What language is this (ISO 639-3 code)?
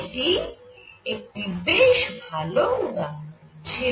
ben